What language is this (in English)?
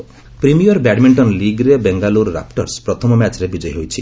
Odia